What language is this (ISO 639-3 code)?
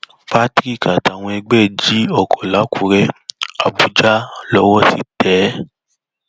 yor